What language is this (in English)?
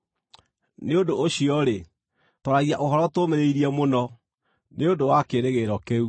Kikuyu